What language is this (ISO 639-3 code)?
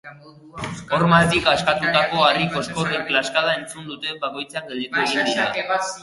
eus